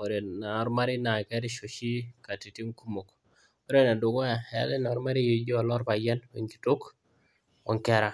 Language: Masai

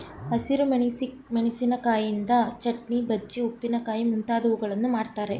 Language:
Kannada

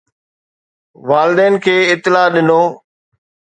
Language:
Sindhi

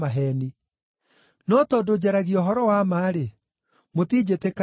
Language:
Kikuyu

